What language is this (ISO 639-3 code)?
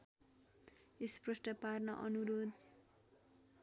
nep